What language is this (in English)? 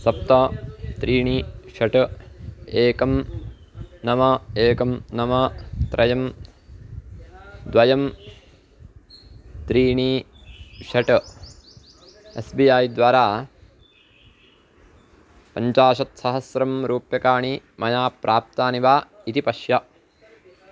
Sanskrit